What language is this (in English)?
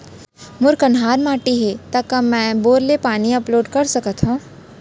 Chhattisgarhi